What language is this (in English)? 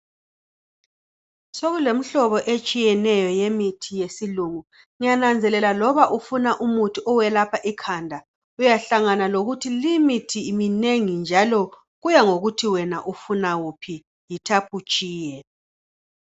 North Ndebele